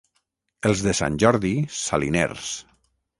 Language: Catalan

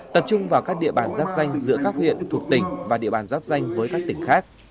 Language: Vietnamese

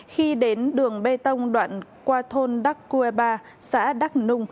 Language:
Vietnamese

